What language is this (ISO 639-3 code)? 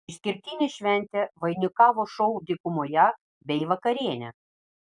lit